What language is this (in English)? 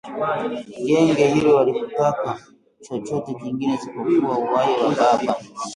Swahili